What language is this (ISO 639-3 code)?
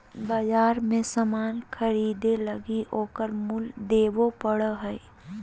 mag